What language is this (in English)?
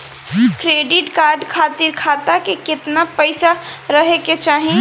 Bhojpuri